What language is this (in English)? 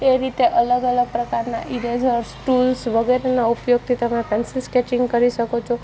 Gujarati